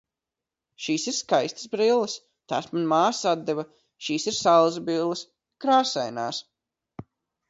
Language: Latvian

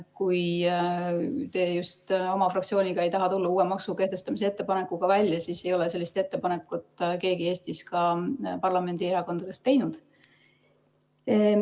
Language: Estonian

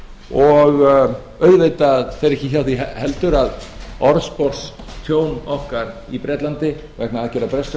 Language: Icelandic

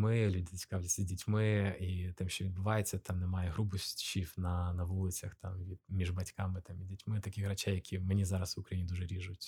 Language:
Ukrainian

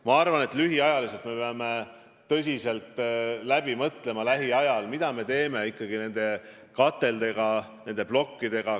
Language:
Estonian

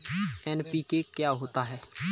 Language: Hindi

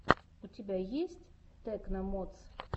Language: Russian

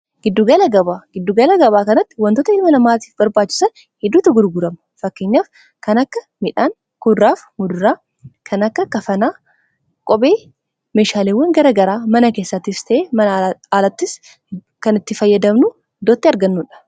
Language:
Oromo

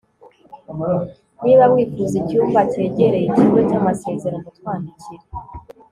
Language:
Kinyarwanda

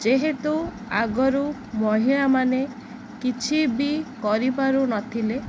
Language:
Odia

